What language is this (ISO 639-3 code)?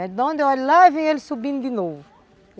por